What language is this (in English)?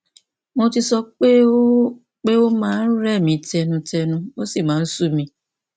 Yoruba